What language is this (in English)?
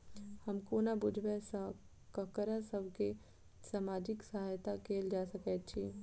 Maithili